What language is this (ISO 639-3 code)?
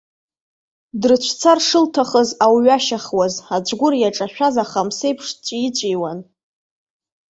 abk